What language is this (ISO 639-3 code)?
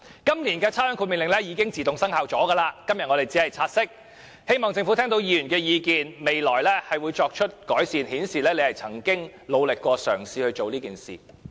yue